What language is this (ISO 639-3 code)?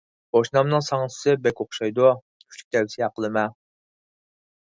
uig